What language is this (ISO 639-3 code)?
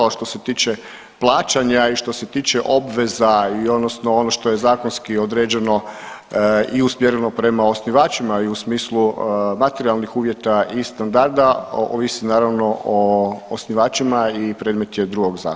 hrv